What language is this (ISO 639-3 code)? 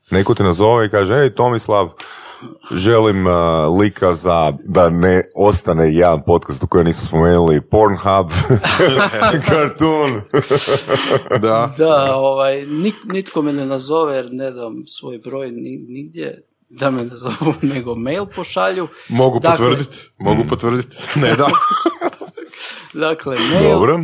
hrv